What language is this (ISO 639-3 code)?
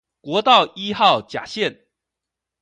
zho